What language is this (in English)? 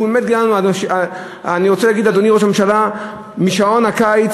Hebrew